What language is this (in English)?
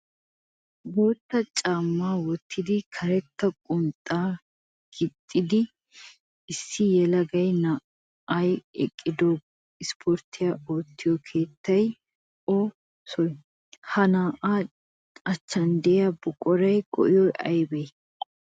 Wolaytta